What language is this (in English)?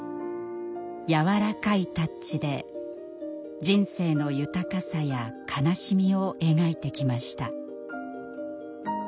Japanese